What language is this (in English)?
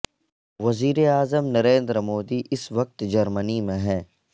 Urdu